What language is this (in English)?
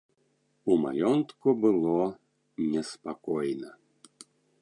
Belarusian